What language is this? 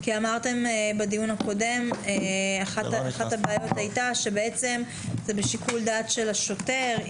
Hebrew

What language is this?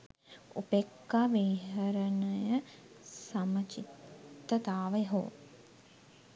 Sinhala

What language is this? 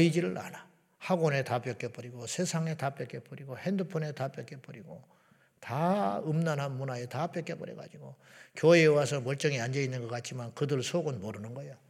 Korean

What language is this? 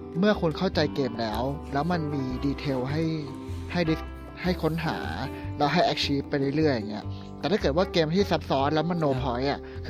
Thai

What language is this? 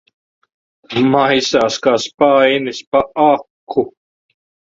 Latvian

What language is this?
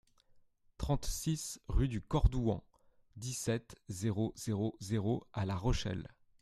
French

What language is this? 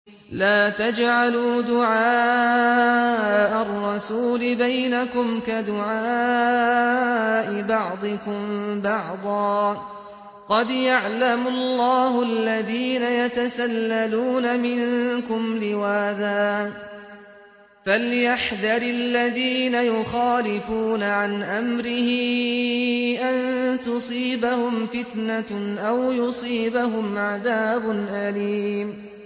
Arabic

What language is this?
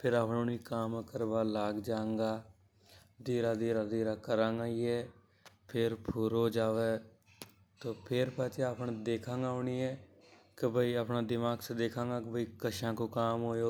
Hadothi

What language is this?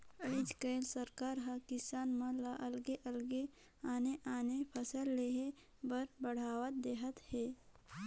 Chhattisgarhi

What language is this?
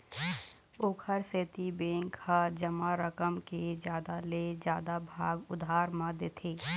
Chhattisgarhi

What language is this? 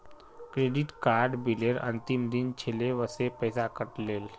Magahi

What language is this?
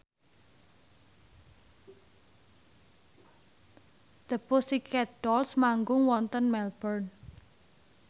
Javanese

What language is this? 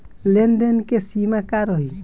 Bhojpuri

